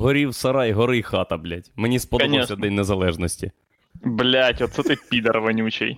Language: Ukrainian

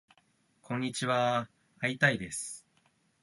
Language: Japanese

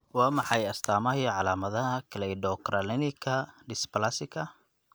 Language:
Somali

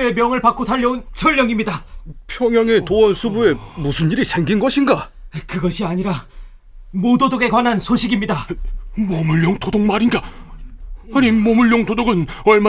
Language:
Korean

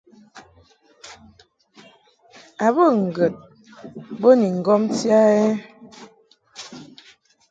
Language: Mungaka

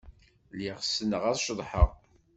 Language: Kabyle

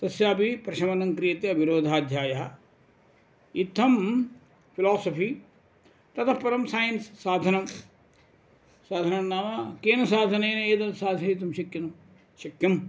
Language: Sanskrit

